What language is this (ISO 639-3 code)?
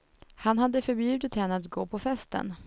swe